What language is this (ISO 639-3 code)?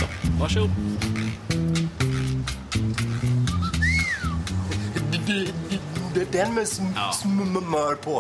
swe